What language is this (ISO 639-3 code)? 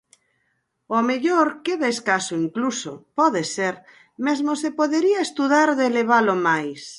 glg